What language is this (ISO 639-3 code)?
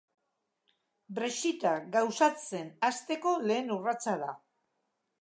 eus